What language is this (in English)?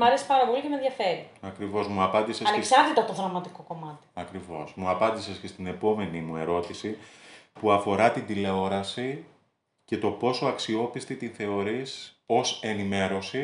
Greek